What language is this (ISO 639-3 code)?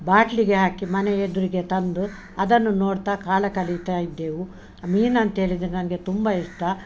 kan